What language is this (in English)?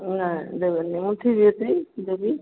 Odia